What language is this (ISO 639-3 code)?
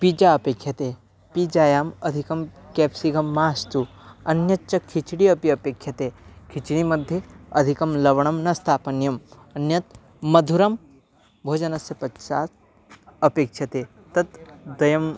san